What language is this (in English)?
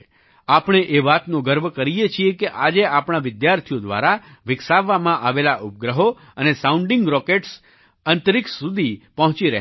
Gujarati